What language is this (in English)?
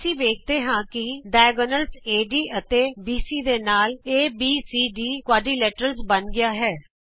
Punjabi